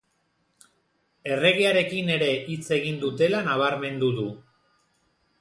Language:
Basque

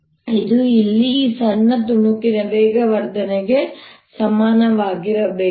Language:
Kannada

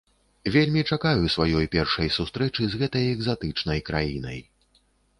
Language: Belarusian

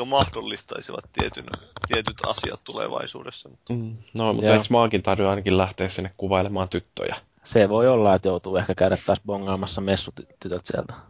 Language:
Finnish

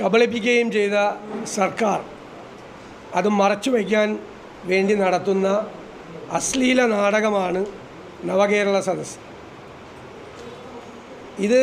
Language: English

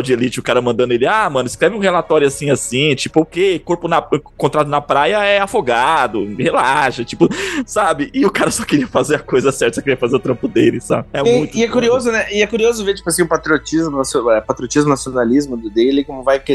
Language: Portuguese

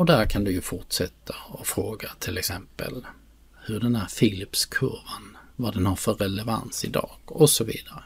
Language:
Swedish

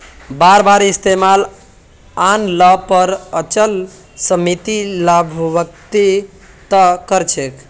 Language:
Magahi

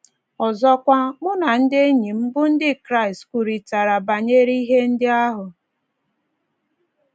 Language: Igbo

